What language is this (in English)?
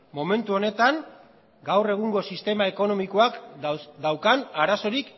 Basque